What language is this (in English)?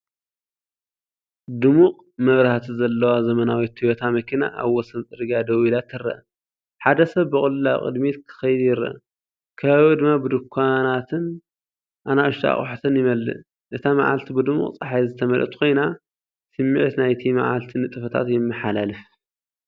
Tigrinya